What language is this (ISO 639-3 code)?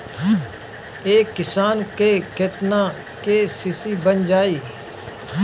bho